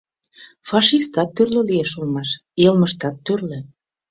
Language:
Mari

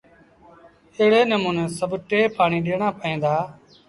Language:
Sindhi Bhil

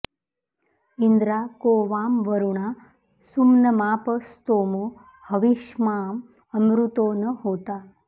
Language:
Sanskrit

